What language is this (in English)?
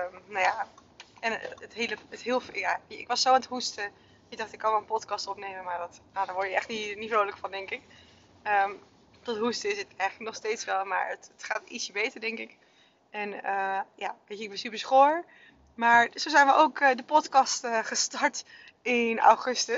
Dutch